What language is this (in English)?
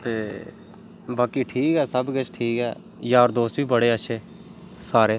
Dogri